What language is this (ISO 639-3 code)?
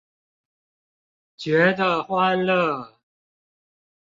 zho